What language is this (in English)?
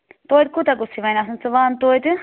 Kashmiri